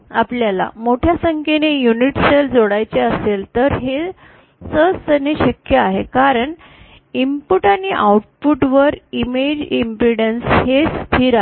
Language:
Marathi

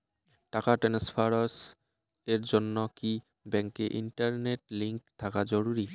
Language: Bangla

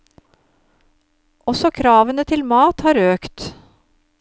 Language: Norwegian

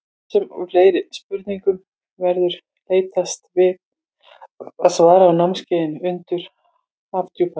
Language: Icelandic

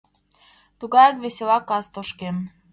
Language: Mari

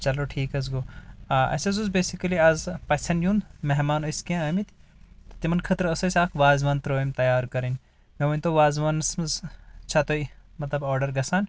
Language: Kashmiri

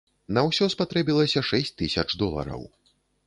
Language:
Belarusian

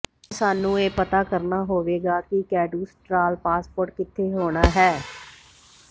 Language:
Punjabi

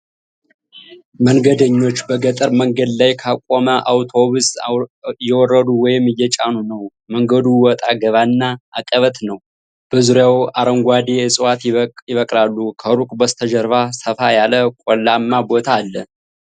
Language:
Amharic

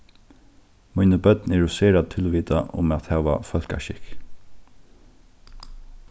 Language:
Faroese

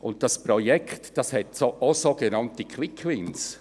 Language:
Swiss German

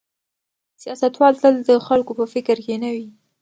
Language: Pashto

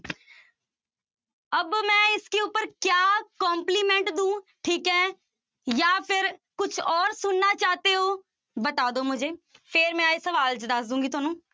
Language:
Punjabi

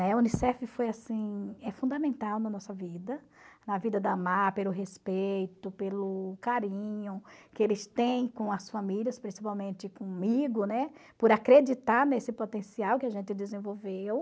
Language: Portuguese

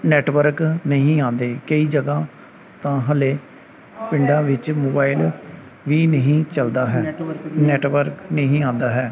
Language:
Punjabi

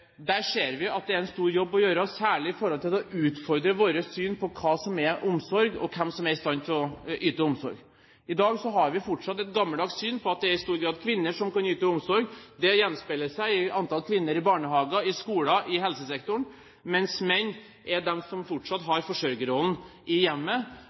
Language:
Norwegian Bokmål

